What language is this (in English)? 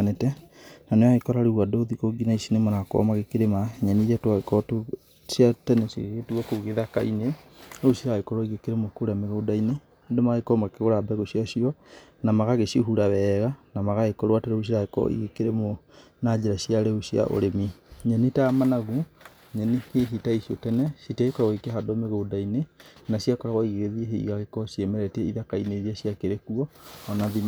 Kikuyu